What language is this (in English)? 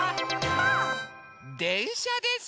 Japanese